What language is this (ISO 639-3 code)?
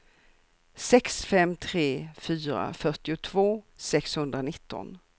swe